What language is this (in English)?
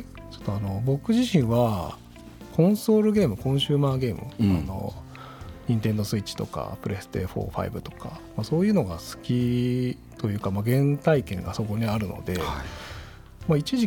Japanese